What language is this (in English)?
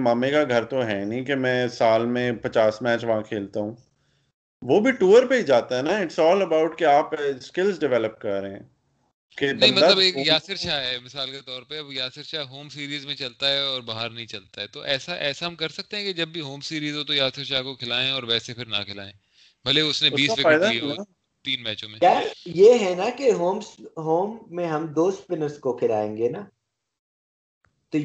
Urdu